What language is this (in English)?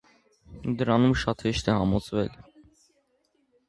Armenian